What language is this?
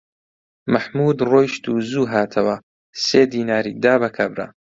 Central Kurdish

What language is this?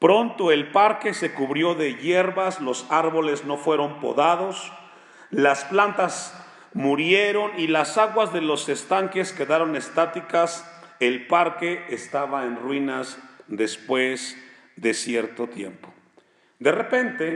Spanish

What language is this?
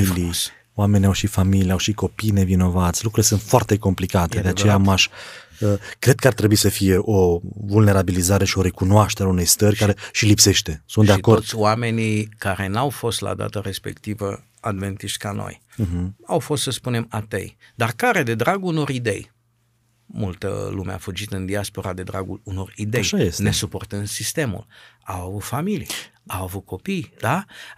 Romanian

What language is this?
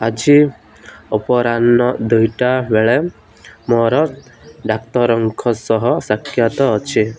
Odia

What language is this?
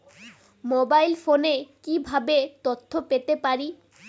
Bangla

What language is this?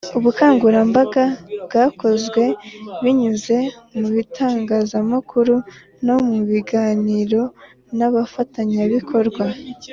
Kinyarwanda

